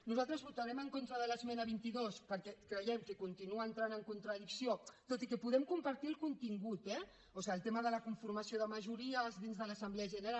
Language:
Catalan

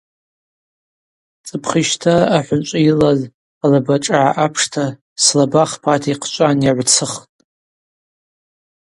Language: Abaza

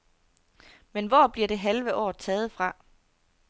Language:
Danish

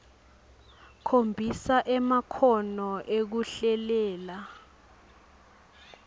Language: Swati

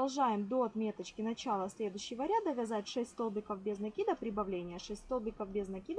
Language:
Russian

